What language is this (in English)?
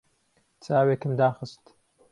Central Kurdish